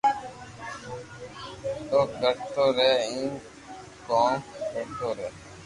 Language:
Loarki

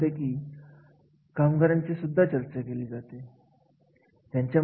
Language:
Marathi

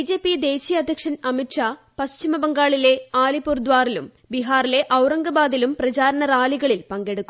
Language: Malayalam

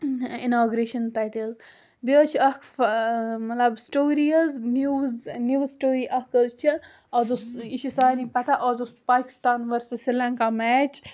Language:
Kashmiri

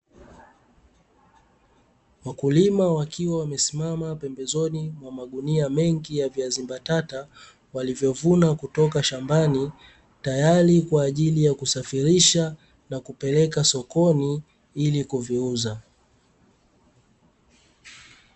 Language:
Swahili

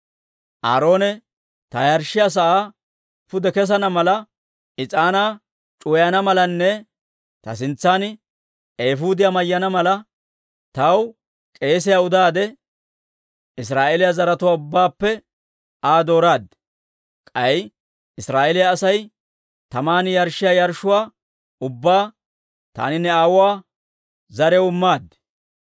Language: Dawro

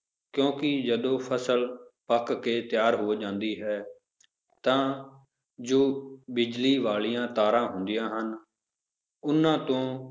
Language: Punjabi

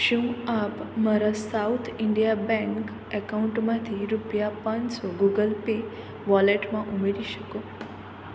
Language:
Gujarati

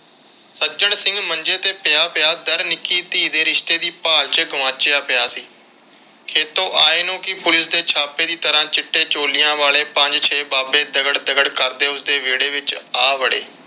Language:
Punjabi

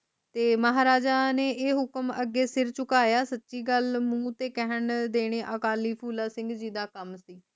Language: Punjabi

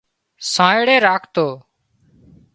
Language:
Wadiyara Koli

